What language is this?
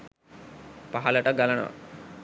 Sinhala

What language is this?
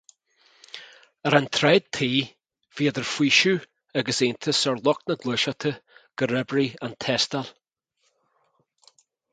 Irish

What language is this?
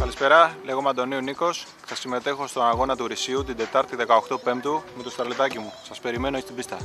Greek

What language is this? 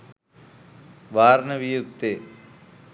Sinhala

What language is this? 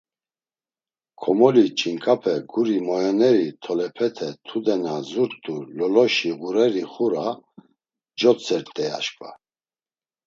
Laz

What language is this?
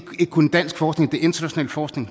Danish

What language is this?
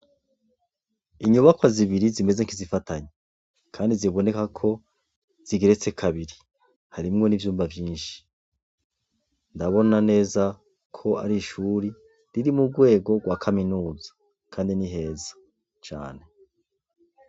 Rundi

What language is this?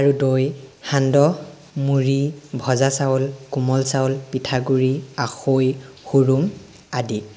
Assamese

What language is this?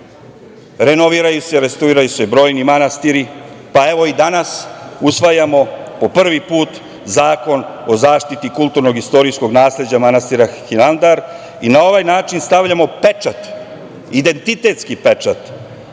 Serbian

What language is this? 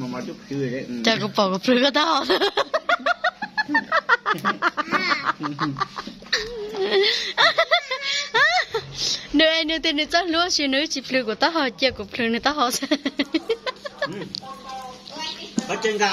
Vietnamese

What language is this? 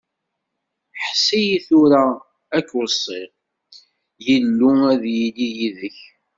Kabyle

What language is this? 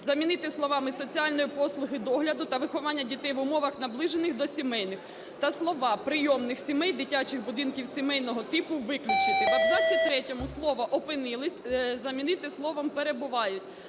Ukrainian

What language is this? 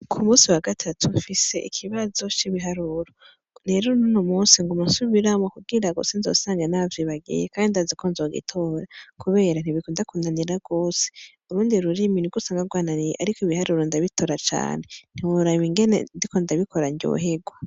Rundi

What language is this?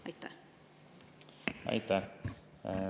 Estonian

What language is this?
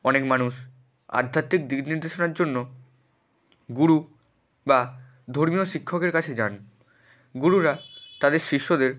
Bangla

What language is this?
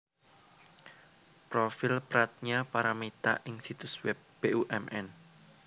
Javanese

